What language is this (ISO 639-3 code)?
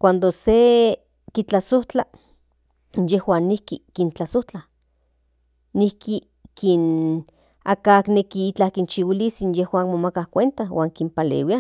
nhn